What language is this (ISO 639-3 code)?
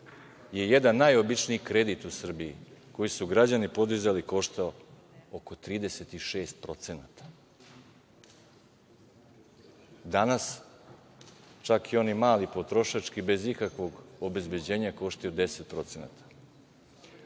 srp